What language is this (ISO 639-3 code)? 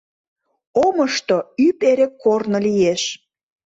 chm